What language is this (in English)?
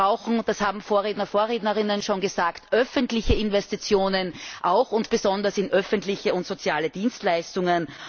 German